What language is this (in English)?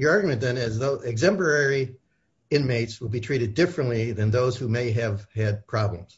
English